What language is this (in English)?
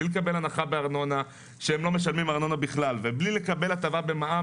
Hebrew